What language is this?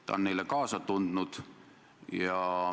Estonian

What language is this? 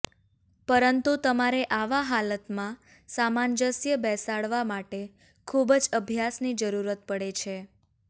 Gujarati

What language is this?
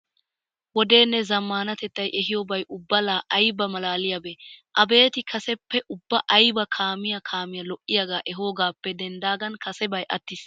Wolaytta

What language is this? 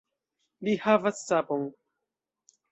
Esperanto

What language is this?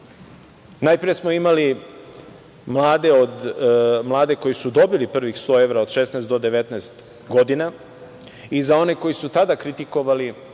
Serbian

